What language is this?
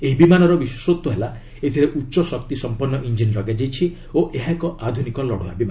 Odia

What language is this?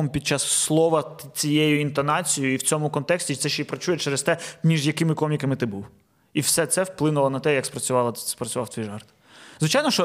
Ukrainian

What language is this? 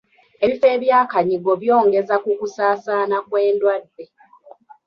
Ganda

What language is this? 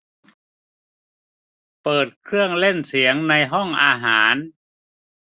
Thai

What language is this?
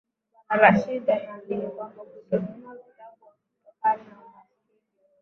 Swahili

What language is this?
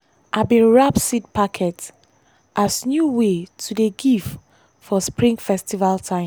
Nigerian Pidgin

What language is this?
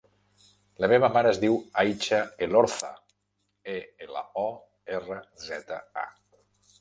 Catalan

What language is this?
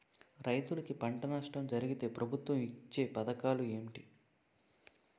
Telugu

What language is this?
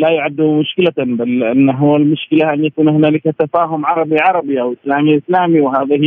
Arabic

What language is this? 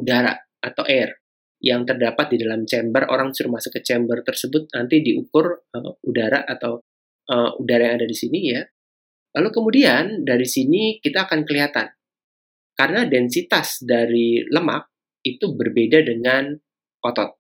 Indonesian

